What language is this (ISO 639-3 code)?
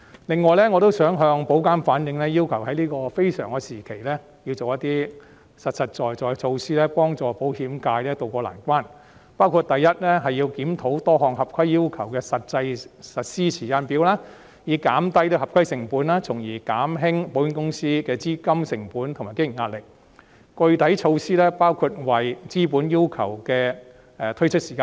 yue